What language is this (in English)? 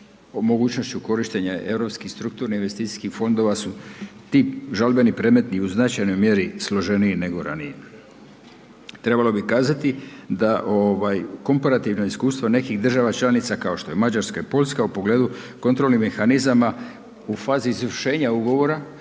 Croatian